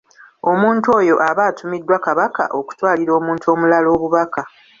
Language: Ganda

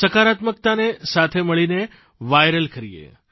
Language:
Gujarati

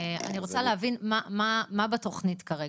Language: Hebrew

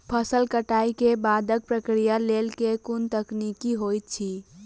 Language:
Maithili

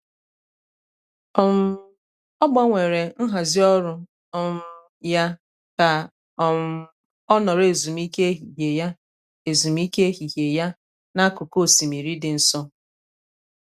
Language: Igbo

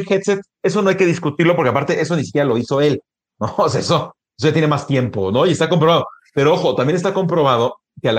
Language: Spanish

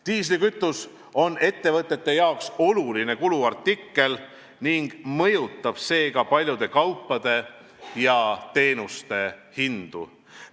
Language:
Estonian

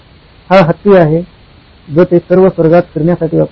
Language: Marathi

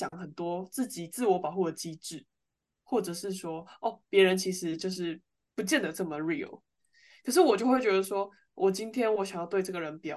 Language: Chinese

